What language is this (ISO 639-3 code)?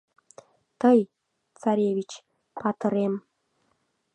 chm